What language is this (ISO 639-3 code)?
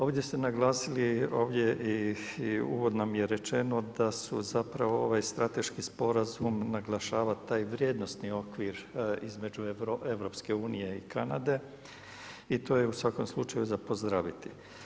hrv